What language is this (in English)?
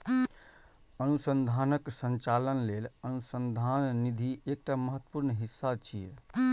Maithili